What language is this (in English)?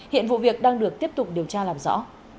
Vietnamese